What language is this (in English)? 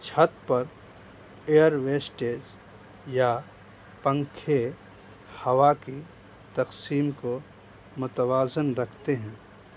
Urdu